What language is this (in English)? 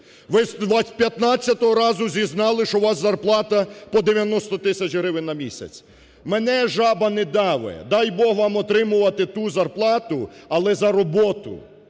Ukrainian